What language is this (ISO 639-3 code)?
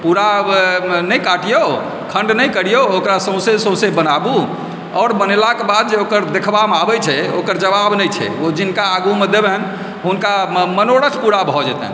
mai